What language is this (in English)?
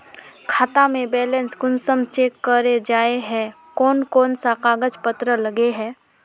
Magahi